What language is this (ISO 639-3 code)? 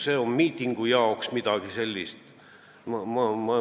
est